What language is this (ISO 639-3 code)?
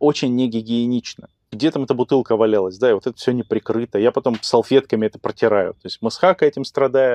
rus